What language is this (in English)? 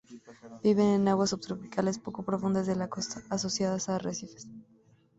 Spanish